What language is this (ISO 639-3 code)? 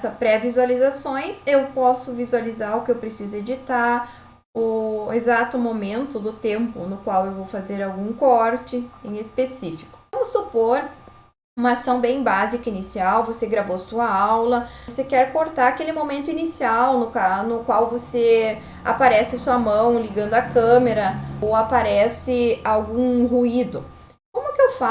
por